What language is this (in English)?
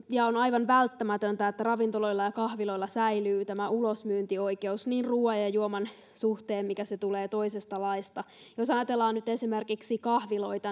Finnish